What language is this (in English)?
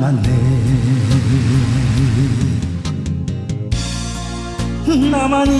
Korean